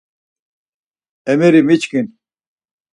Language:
Laz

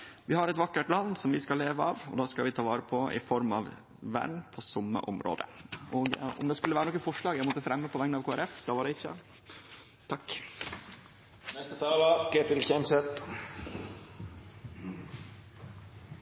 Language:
Norwegian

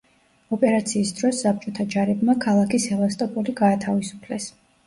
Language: Georgian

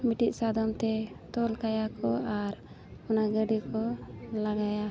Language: Santali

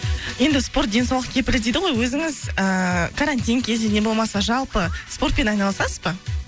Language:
Kazakh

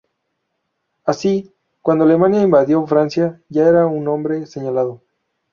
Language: Spanish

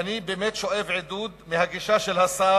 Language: Hebrew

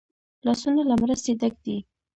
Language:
Pashto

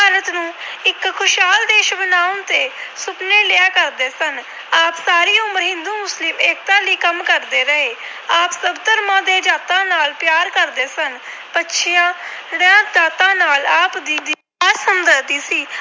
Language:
Punjabi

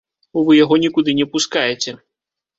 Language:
Belarusian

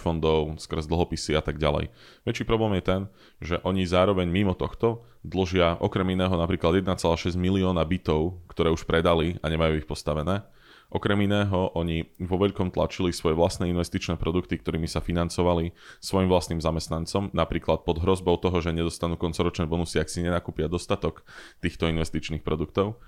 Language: Slovak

